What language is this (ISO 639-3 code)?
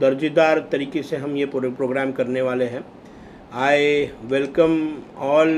hin